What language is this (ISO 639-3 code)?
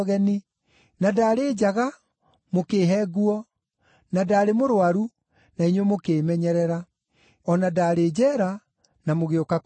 kik